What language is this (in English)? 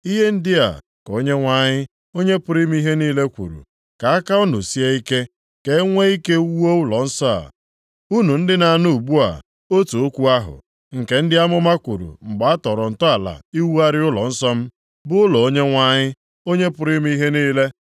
Igbo